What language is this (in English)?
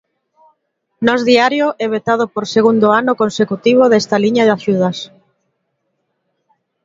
Galician